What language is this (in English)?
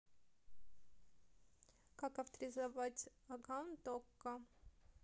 Russian